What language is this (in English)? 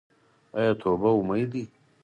Pashto